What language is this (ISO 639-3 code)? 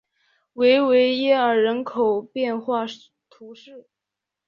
zho